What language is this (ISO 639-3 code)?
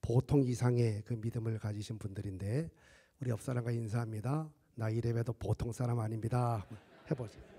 kor